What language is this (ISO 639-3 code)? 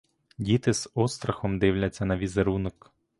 ukr